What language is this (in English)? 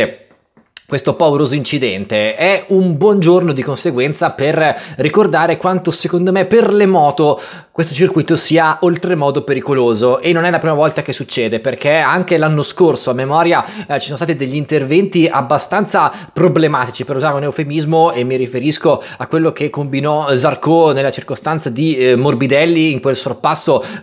Italian